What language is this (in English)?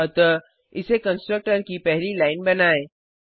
Hindi